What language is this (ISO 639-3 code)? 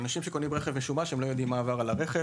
heb